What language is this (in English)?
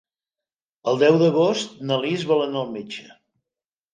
Catalan